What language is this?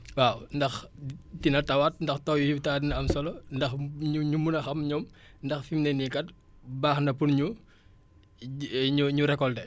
Wolof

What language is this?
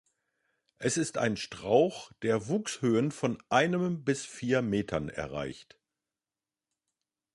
German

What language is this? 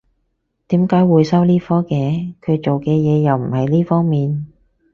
Cantonese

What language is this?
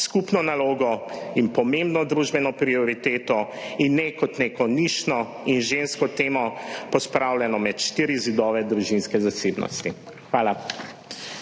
Slovenian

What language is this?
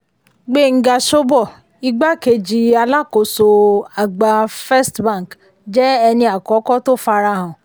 Yoruba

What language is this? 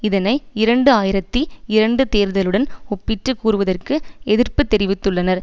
Tamil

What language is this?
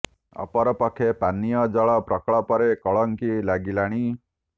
Odia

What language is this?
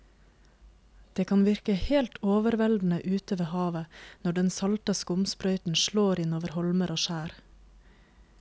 Norwegian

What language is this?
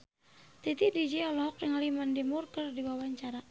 Sundanese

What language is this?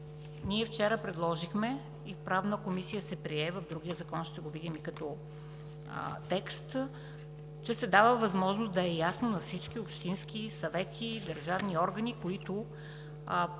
Bulgarian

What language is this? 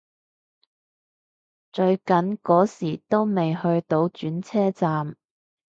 Cantonese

